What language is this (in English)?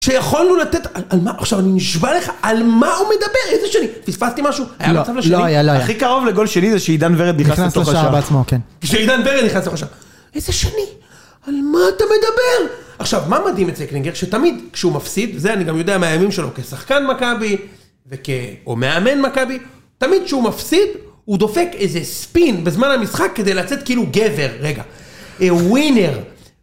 Hebrew